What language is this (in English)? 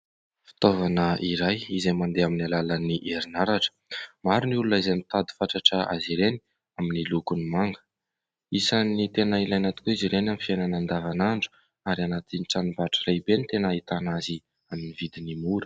Malagasy